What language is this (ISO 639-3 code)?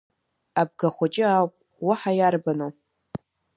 abk